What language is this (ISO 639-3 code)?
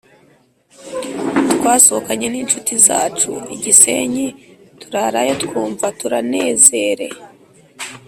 kin